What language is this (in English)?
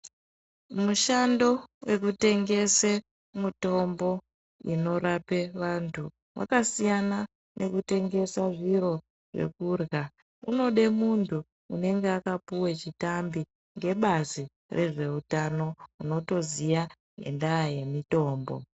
Ndau